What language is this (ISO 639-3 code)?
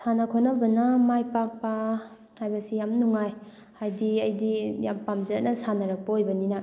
mni